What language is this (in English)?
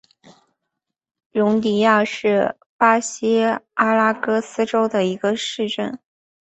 Chinese